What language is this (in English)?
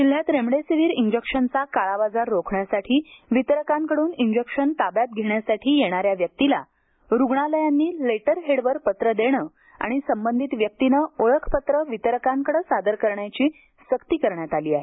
Marathi